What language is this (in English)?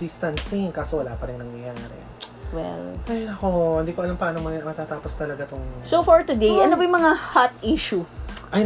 Filipino